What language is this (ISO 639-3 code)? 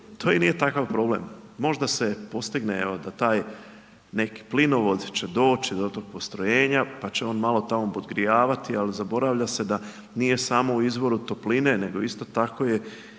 hrv